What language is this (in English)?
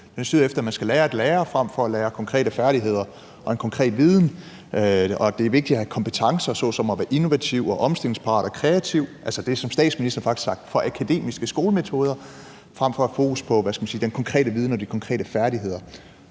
Danish